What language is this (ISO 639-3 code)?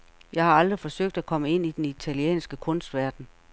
dan